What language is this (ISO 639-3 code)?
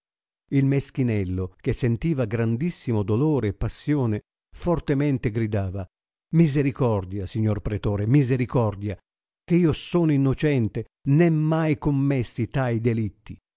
ita